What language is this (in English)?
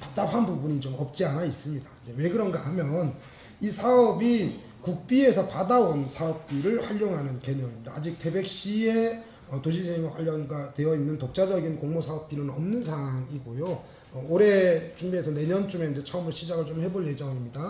Korean